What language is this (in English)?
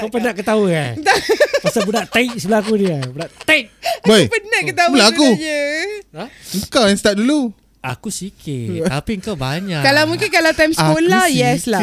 Malay